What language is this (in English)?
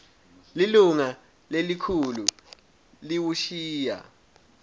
Swati